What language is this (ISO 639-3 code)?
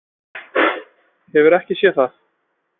isl